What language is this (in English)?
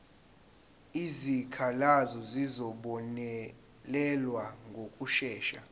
Zulu